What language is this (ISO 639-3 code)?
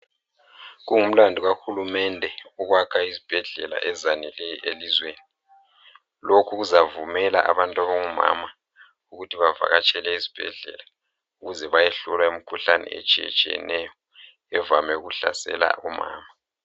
nde